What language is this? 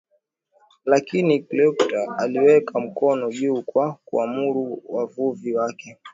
Swahili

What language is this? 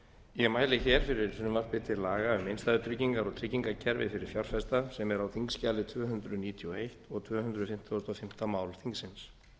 Icelandic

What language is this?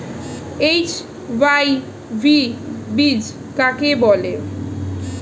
Bangla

